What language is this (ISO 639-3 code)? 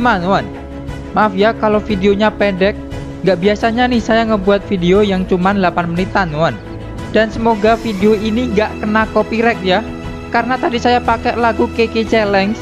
ind